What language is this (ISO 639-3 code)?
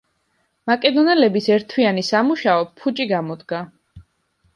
kat